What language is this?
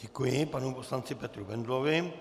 Czech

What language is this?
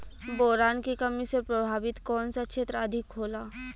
Bhojpuri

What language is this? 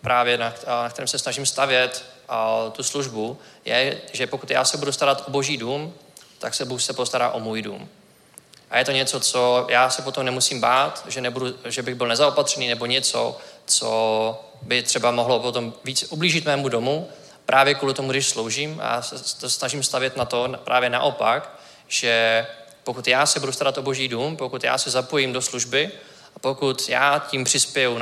Czech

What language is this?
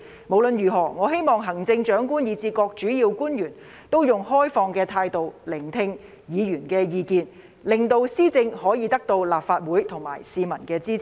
Cantonese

